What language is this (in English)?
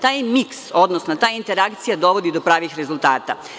Serbian